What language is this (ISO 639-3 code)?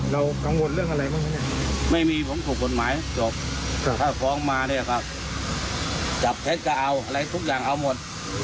tha